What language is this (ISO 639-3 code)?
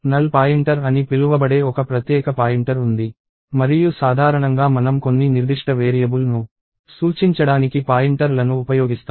tel